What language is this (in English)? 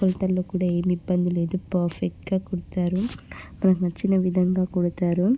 Telugu